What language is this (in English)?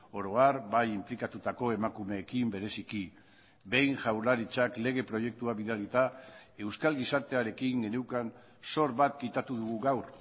Basque